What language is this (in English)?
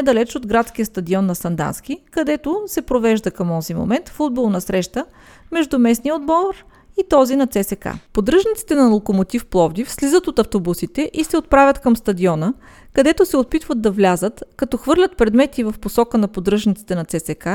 Bulgarian